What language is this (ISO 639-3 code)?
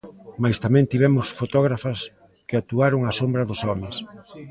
glg